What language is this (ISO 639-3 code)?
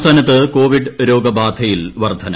mal